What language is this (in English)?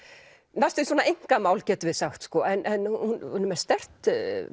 Icelandic